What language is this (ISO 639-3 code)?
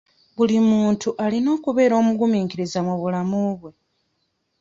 lug